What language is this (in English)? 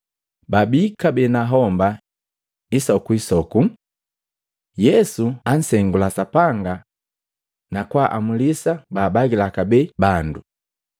Matengo